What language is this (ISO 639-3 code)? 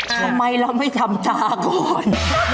tha